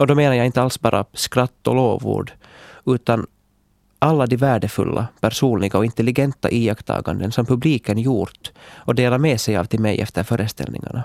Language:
Swedish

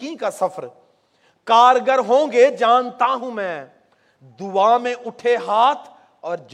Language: Urdu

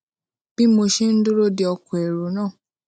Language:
Yoruba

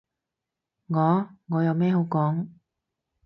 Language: Cantonese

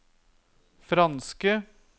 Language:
Norwegian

